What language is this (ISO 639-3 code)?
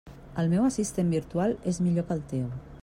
cat